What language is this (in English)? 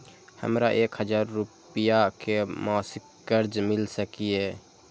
Maithili